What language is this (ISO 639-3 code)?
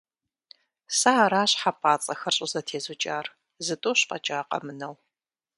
kbd